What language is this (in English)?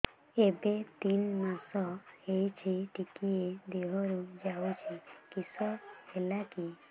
Odia